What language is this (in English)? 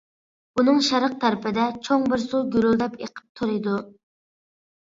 Uyghur